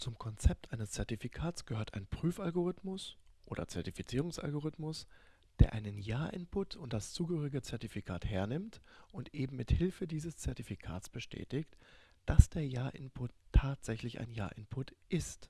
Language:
German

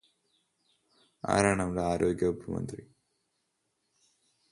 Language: Malayalam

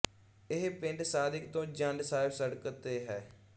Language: Punjabi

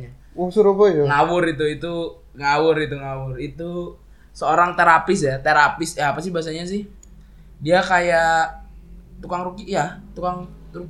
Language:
Indonesian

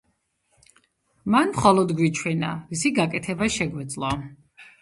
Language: Georgian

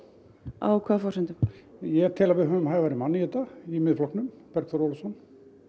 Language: Icelandic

